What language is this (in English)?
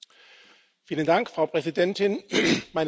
German